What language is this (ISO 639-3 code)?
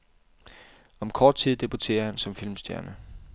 dan